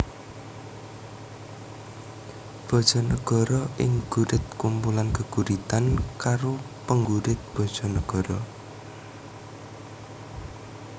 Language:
Javanese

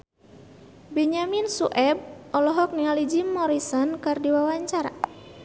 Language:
Sundanese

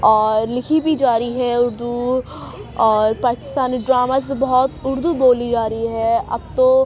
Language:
Urdu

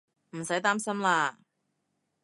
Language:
Cantonese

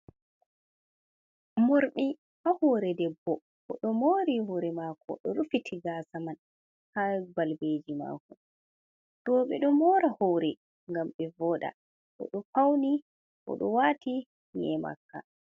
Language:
Fula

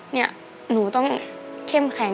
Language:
Thai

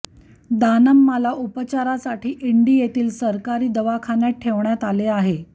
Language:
Marathi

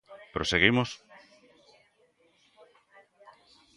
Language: Galician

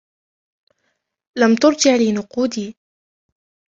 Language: Arabic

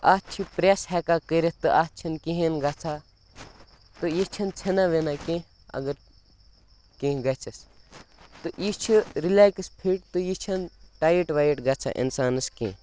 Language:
Kashmiri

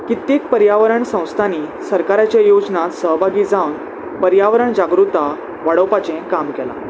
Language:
Konkani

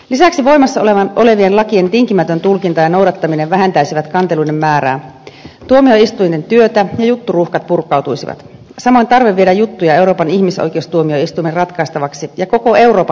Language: Finnish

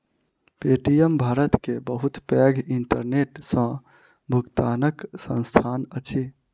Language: Maithili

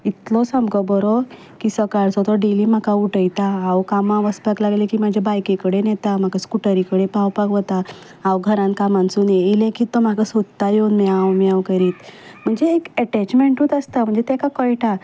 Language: Konkani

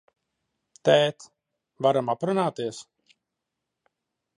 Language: Latvian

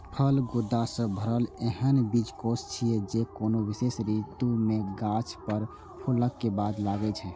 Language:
Maithili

